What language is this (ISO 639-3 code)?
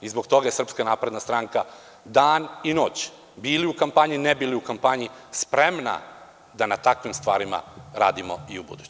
srp